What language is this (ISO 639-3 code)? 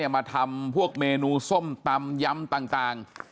tha